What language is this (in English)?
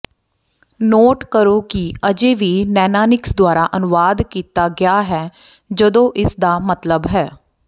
Punjabi